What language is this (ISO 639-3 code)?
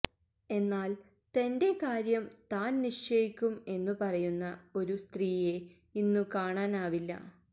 mal